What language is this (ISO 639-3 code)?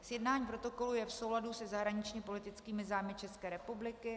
ces